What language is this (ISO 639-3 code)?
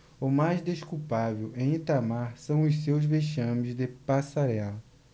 por